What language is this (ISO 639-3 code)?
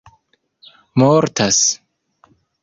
epo